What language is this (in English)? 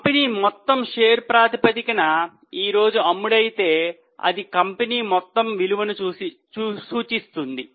Telugu